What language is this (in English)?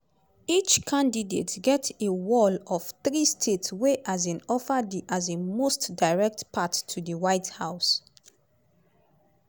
Nigerian Pidgin